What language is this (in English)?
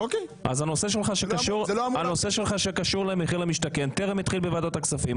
Hebrew